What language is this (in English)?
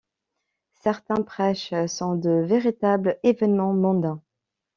French